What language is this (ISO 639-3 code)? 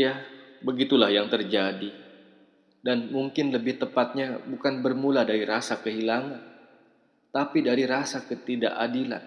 ind